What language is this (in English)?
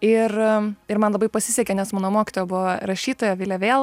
Lithuanian